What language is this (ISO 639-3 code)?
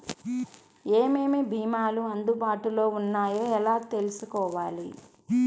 tel